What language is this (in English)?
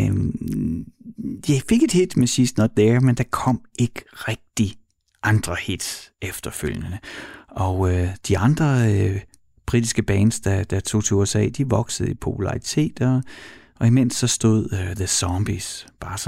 Danish